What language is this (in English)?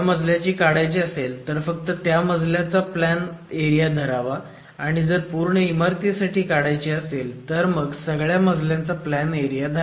Marathi